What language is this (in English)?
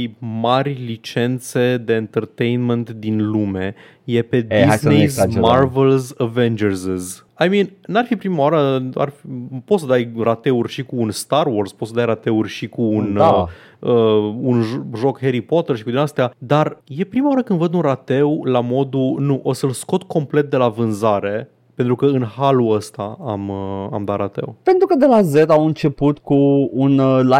Romanian